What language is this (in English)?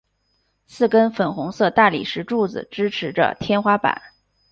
Chinese